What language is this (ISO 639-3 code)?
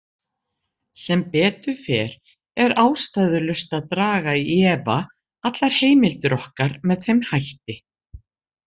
isl